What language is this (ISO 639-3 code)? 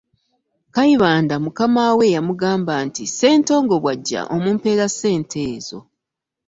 lug